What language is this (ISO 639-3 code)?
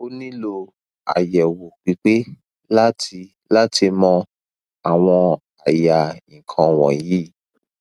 yor